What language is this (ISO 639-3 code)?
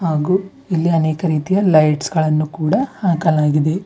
kan